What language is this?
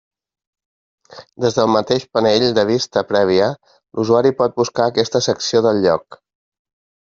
Catalan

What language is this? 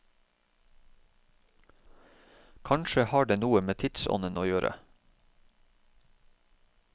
Norwegian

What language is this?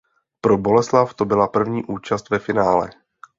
Czech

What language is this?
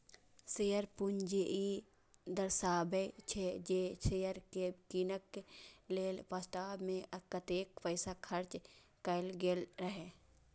Maithili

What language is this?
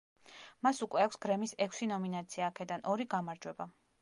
Georgian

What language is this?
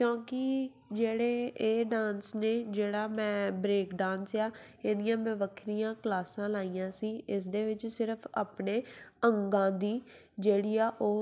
Punjabi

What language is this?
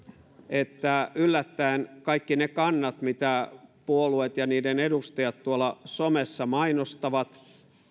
Finnish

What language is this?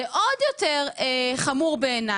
Hebrew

